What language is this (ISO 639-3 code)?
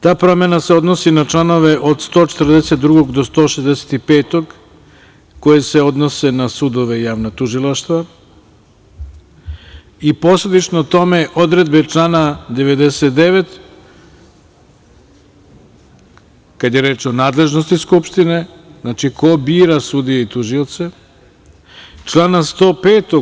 srp